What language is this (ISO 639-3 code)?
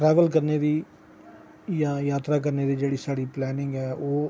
doi